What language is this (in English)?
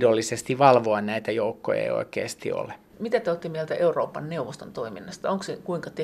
Finnish